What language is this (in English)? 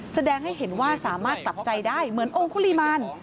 Thai